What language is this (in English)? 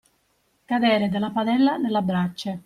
Italian